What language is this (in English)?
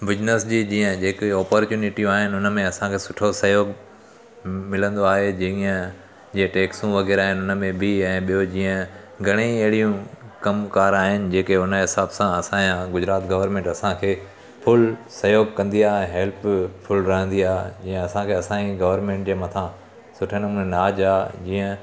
Sindhi